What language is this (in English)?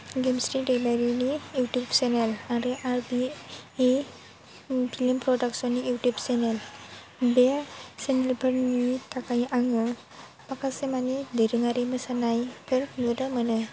Bodo